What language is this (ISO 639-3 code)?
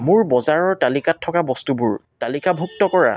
asm